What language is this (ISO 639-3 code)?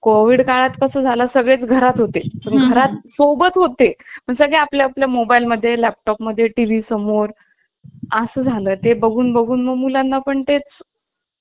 mar